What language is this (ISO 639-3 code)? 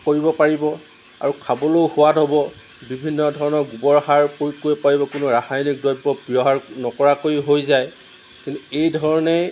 asm